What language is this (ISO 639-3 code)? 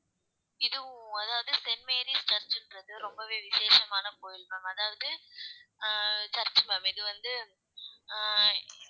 tam